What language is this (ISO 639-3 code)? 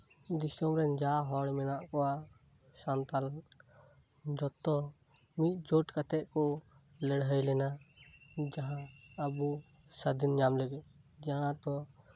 sat